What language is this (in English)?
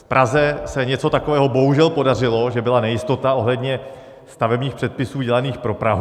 Czech